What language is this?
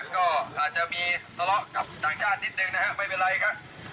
Thai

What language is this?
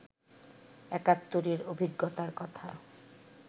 Bangla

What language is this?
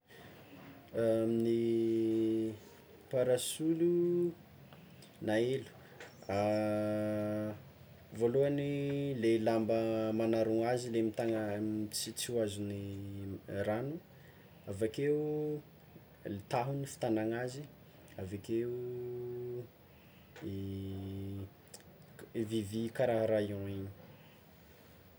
Tsimihety Malagasy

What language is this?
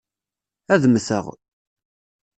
Kabyle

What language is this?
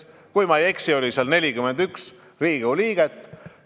Estonian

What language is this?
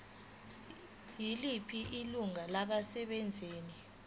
Zulu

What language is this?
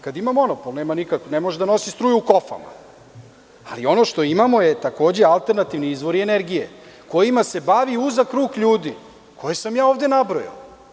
Serbian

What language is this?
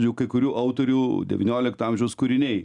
Lithuanian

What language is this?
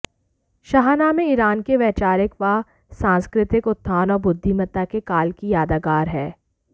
Hindi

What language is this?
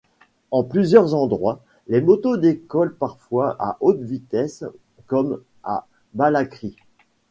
French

